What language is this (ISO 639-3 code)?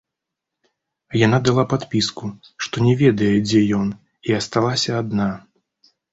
bel